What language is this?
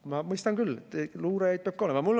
Estonian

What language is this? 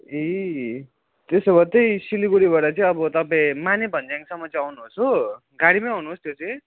Nepali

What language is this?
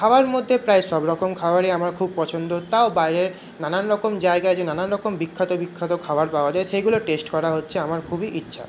Bangla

